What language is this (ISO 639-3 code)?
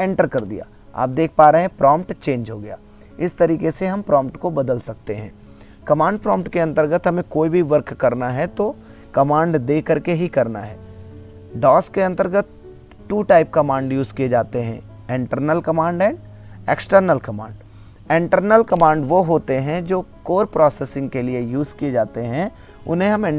hin